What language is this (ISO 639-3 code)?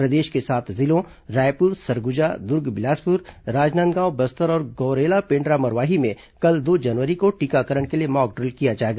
hin